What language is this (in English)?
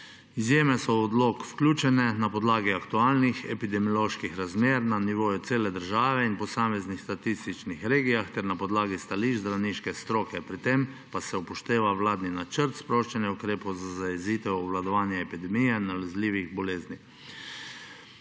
Slovenian